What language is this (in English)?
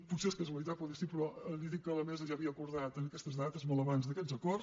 Catalan